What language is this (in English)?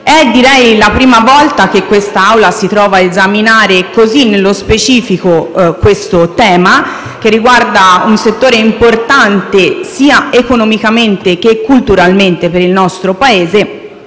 Italian